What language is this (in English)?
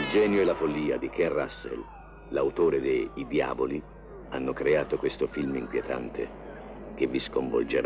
Italian